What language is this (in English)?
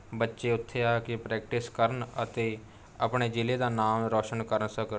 Punjabi